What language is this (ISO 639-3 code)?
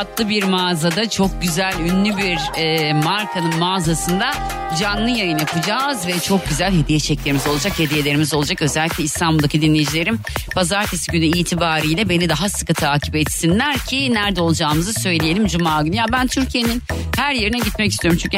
tur